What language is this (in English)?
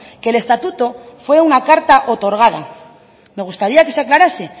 Spanish